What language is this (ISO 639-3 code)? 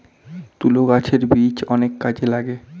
ben